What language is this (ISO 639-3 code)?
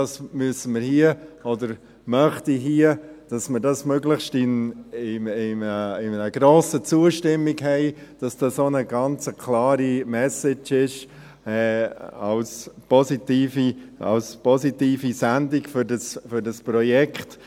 gsw